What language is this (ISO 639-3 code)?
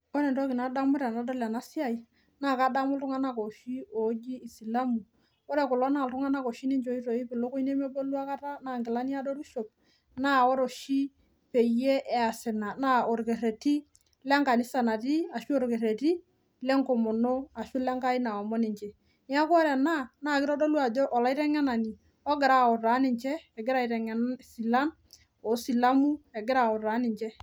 mas